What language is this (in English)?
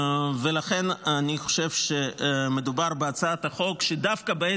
Hebrew